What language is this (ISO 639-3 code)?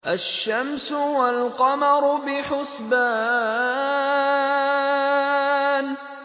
ara